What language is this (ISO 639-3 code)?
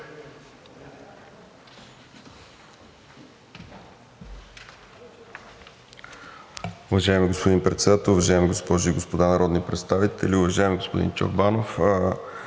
bul